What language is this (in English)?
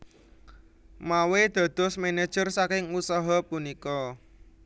Javanese